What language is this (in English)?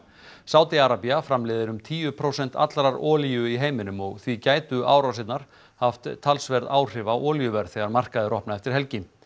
Icelandic